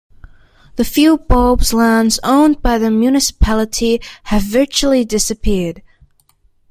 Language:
English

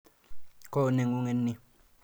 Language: Kalenjin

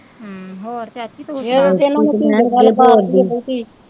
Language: Punjabi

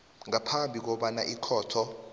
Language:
South Ndebele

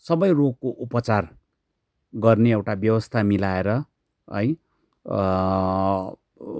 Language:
Nepali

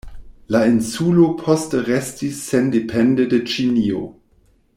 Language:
Esperanto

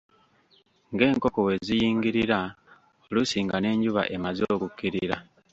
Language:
Ganda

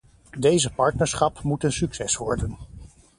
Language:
Dutch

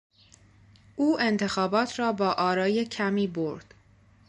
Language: Persian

